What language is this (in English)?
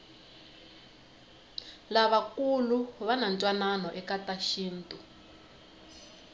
Tsonga